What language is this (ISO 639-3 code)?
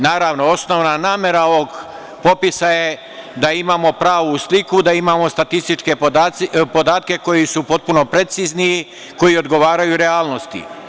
srp